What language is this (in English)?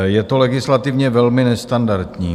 Czech